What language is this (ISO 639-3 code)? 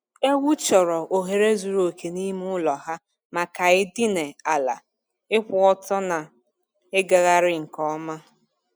ibo